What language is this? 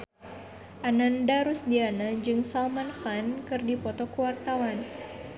Sundanese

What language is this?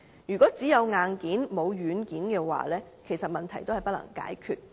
Cantonese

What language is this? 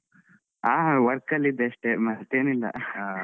Kannada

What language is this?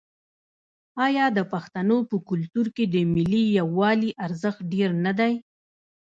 Pashto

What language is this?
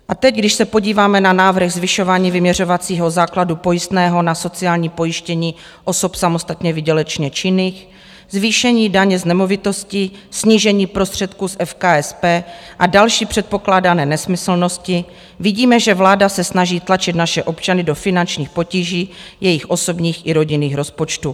Czech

